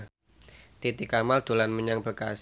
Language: Javanese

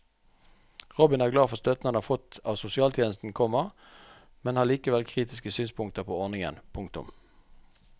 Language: Norwegian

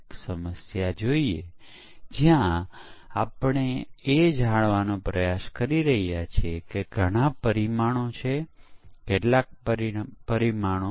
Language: Gujarati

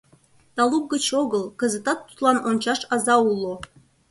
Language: Mari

